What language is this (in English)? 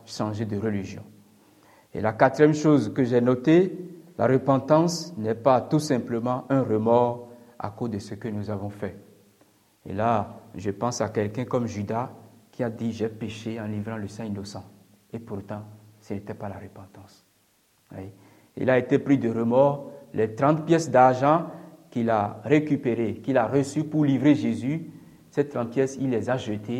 French